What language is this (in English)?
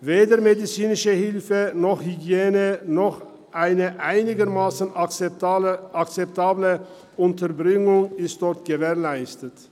Swiss German